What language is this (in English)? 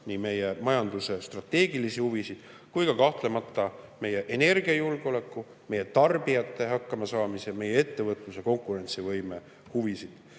Estonian